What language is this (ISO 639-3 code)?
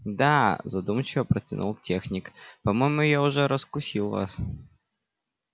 rus